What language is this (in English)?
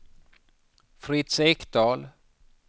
Swedish